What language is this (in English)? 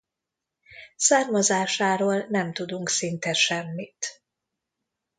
Hungarian